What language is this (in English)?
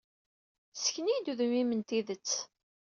Kabyle